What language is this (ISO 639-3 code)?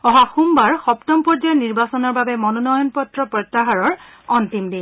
asm